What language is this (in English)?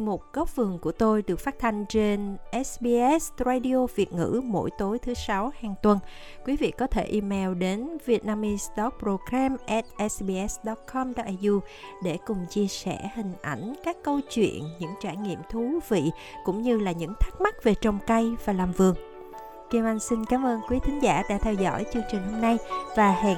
Vietnamese